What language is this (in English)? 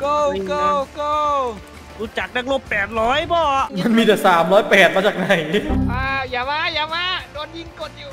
Thai